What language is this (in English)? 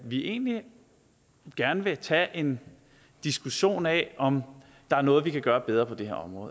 Danish